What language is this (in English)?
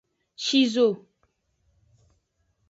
Aja (Benin)